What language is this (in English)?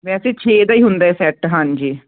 Punjabi